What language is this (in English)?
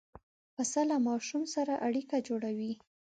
Pashto